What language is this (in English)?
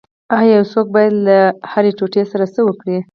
Pashto